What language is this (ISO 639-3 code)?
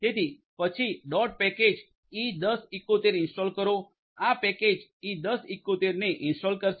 guj